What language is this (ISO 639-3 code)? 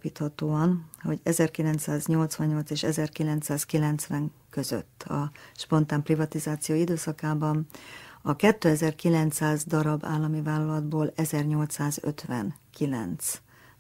hun